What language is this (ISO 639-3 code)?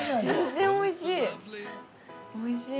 jpn